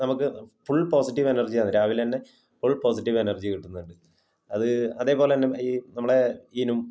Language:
Malayalam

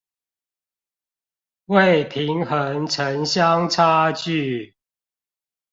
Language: Chinese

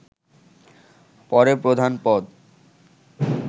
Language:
Bangla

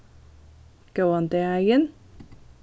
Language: Faroese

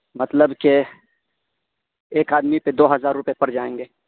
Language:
Urdu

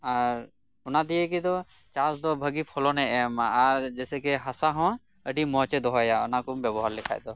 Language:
Santali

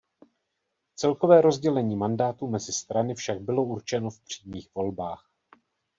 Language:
Czech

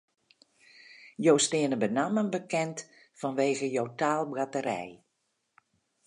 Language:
Western Frisian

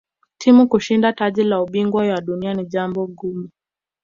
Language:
Swahili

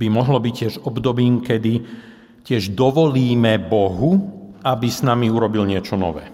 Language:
Slovak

